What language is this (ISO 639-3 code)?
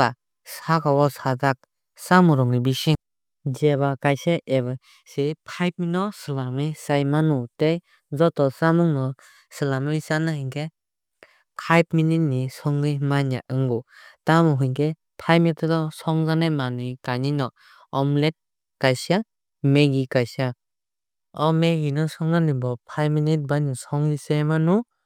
trp